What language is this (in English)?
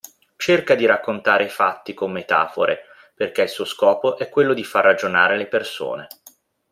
Italian